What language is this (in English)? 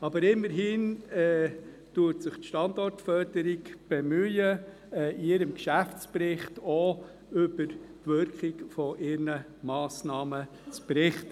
Swiss German